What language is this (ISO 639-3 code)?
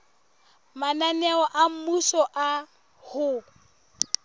sot